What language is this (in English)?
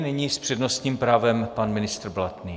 Czech